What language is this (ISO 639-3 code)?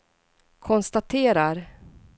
swe